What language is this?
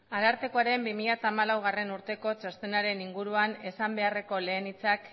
Basque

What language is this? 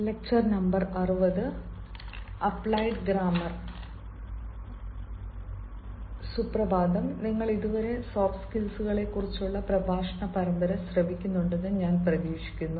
Malayalam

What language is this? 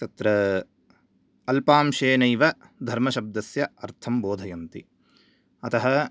Sanskrit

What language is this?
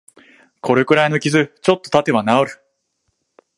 Japanese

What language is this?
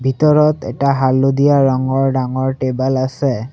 Assamese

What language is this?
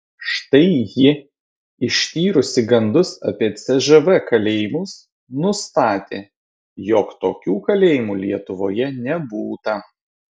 Lithuanian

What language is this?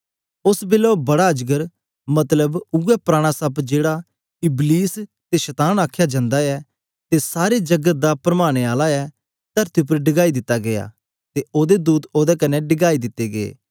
Dogri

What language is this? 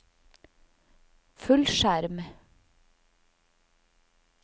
Norwegian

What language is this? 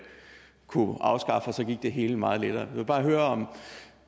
Danish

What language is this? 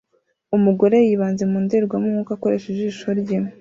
Kinyarwanda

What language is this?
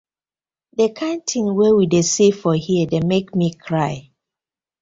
Nigerian Pidgin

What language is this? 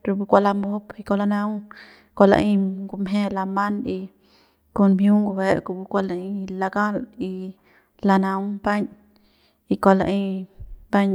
Central Pame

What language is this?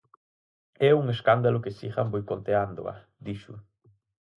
Galician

